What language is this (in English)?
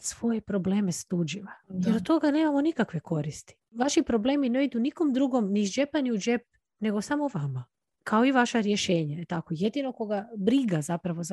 Croatian